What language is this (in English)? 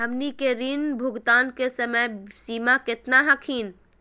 Magahi